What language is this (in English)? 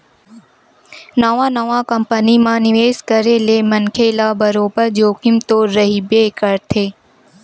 Chhattisgarhi